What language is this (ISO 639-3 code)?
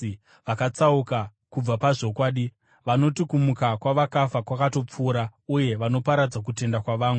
sna